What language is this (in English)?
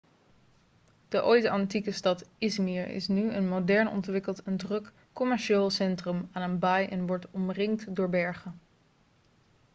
Dutch